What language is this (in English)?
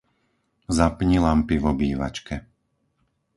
Slovak